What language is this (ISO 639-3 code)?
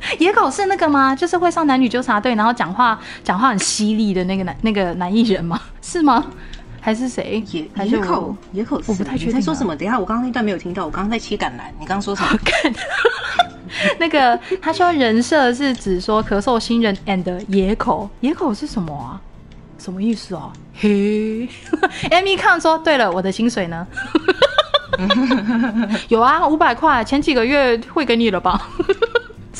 zho